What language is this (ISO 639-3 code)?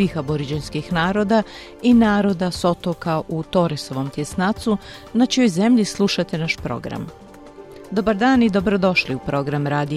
hrv